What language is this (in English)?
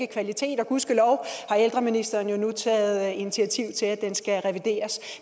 Danish